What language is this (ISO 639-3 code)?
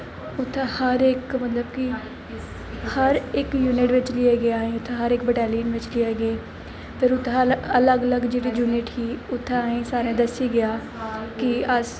doi